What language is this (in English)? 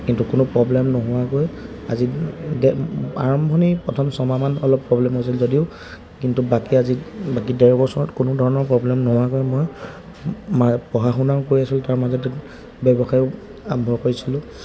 Assamese